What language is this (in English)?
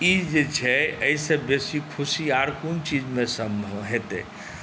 Maithili